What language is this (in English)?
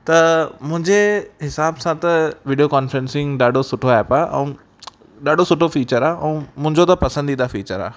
Sindhi